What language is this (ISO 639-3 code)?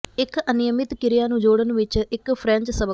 pan